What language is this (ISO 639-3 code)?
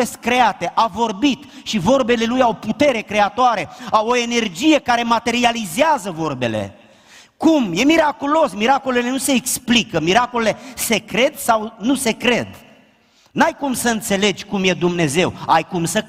ron